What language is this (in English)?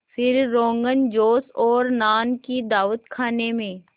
Hindi